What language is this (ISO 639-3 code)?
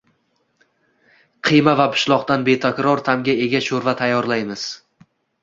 uzb